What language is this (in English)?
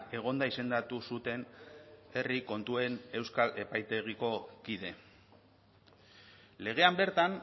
Basque